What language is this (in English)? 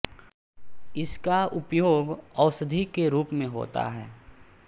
Hindi